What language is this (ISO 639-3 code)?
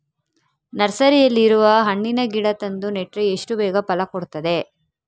kan